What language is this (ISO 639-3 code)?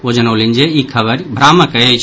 mai